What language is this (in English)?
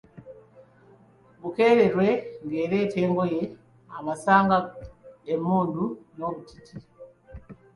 Ganda